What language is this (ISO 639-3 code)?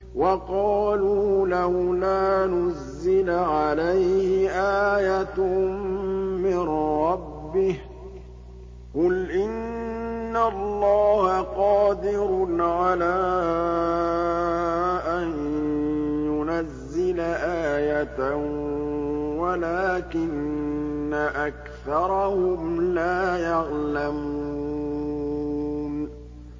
ara